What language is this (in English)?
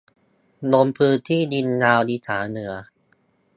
Thai